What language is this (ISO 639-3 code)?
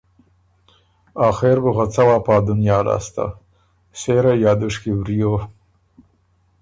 oru